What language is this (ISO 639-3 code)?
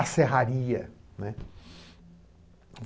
por